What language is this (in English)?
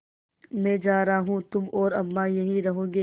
Hindi